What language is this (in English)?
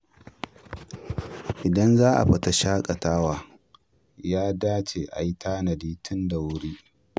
Hausa